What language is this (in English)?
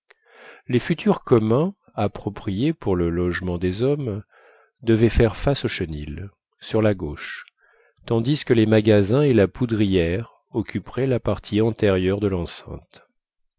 French